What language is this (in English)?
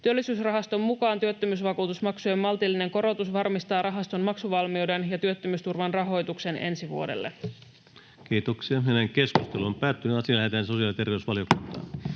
Finnish